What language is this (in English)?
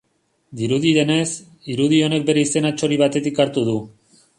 Basque